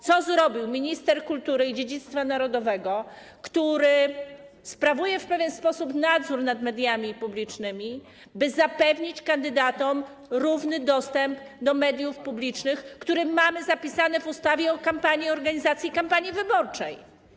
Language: Polish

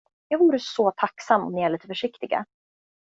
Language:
Swedish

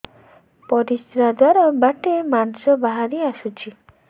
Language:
Odia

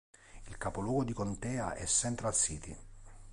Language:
Italian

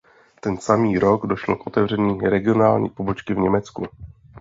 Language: Czech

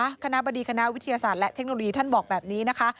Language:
Thai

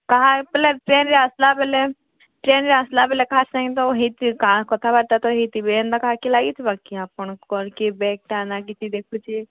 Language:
Odia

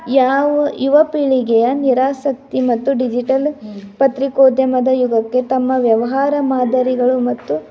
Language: Kannada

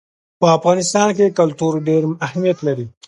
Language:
Pashto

